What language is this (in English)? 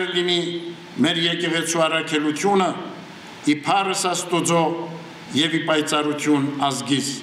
Russian